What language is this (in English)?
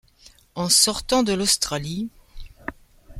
French